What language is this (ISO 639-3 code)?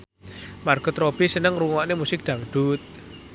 jav